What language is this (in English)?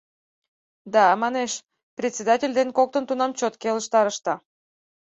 Mari